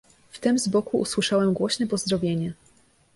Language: Polish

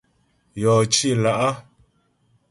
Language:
Ghomala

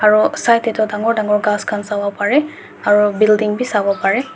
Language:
Naga Pidgin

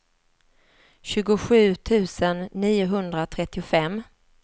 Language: Swedish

